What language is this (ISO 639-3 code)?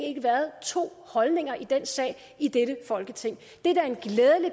dan